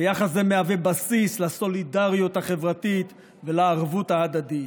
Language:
Hebrew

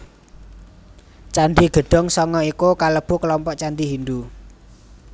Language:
Javanese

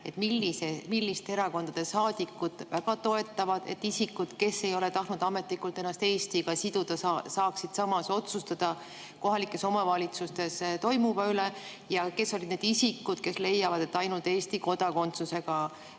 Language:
Estonian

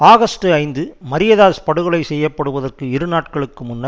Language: Tamil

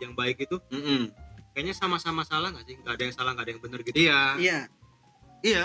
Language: Indonesian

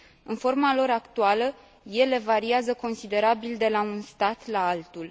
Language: Romanian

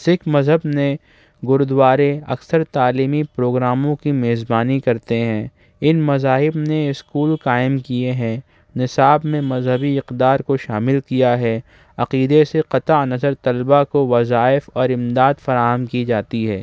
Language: Urdu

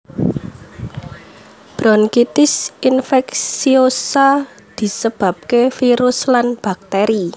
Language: Javanese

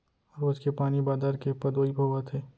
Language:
Chhattisgarhi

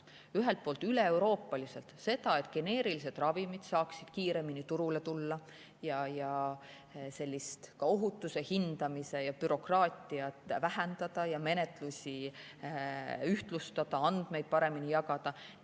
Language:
Estonian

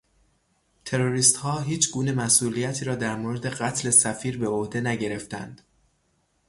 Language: Persian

